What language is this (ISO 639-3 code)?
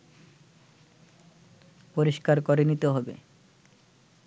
ben